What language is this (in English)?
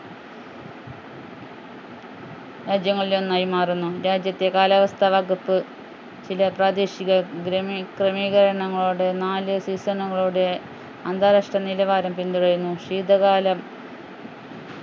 Malayalam